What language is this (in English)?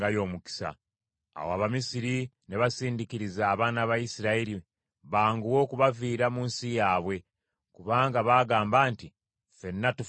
Ganda